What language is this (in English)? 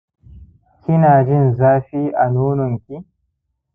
Hausa